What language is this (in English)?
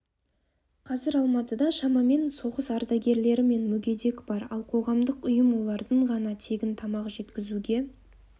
Kazakh